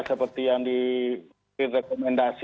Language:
Indonesian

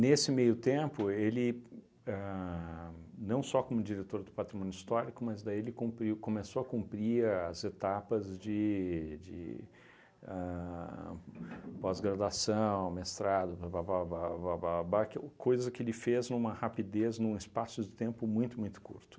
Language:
Portuguese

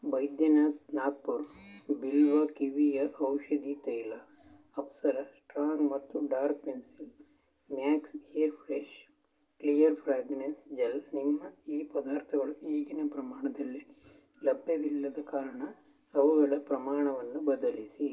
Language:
Kannada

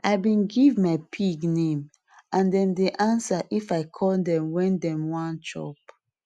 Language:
Nigerian Pidgin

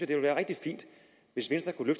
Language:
Danish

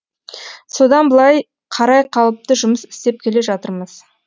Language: Kazakh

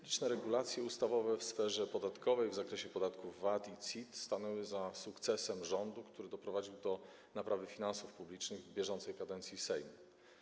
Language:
Polish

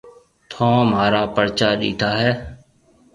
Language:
Marwari (Pakistan)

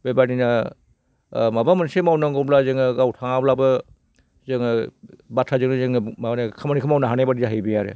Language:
Bodo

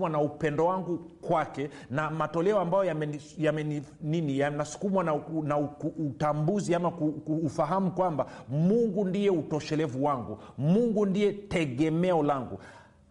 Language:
Swahili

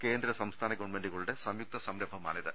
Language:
Malayalam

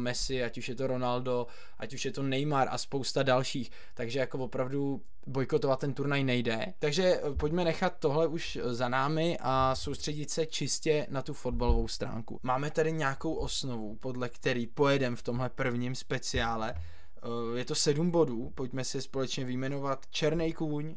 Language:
Czech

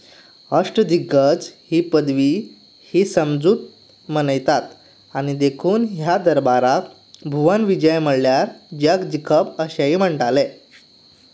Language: Konkani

